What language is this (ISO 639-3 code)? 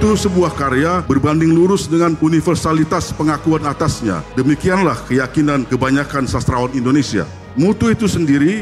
ind